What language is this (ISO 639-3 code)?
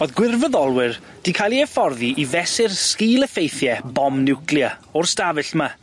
cym